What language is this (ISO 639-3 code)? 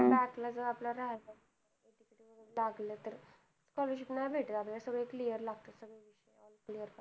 mar